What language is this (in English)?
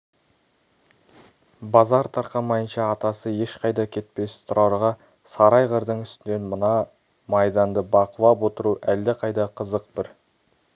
Kazakh